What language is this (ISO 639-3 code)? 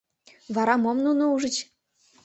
chm